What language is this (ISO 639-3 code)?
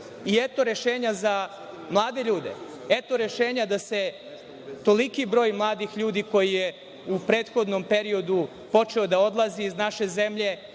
srp